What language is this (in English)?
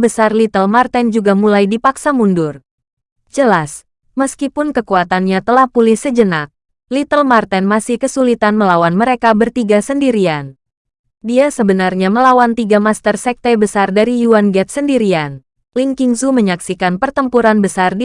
Indonesian